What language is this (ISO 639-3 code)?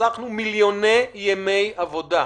heb